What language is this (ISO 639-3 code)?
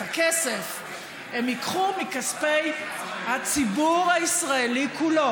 heb